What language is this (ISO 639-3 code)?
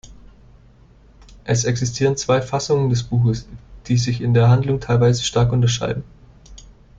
deu